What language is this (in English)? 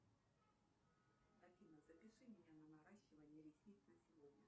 Russian